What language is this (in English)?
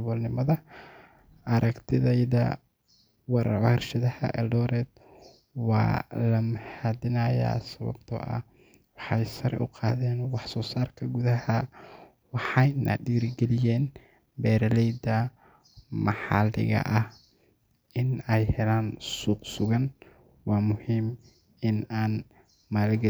Somali